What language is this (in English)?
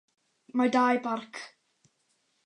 Welsh